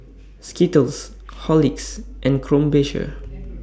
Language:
English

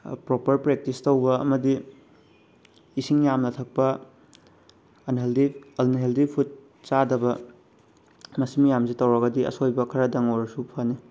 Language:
Manipuri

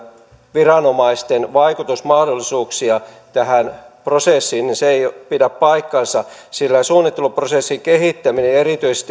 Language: Finnish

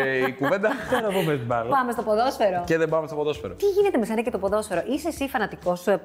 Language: Greek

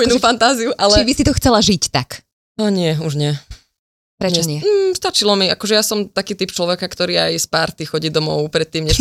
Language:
Slovak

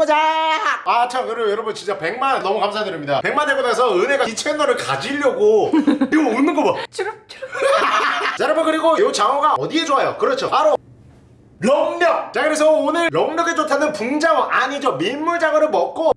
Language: Korean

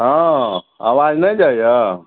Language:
Maithili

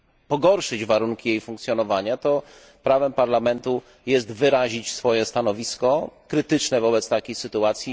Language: Polish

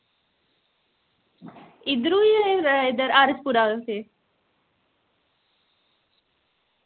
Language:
Dogri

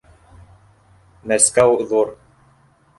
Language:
Bashkir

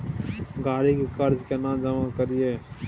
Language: Maithili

